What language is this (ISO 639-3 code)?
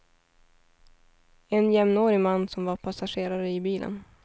swe